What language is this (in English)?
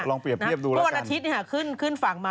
Thai